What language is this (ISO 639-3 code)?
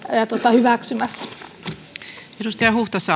fin